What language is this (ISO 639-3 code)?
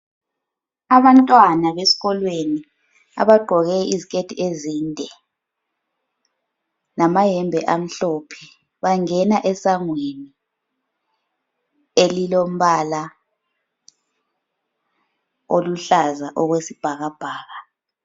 nde